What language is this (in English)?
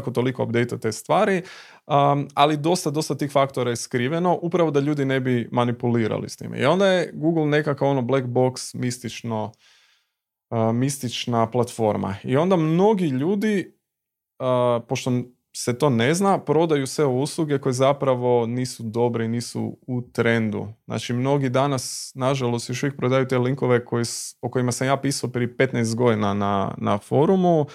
Croatian